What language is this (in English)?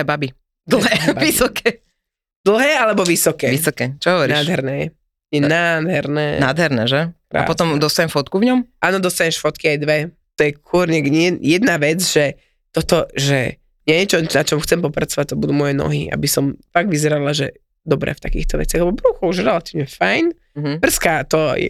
Slovak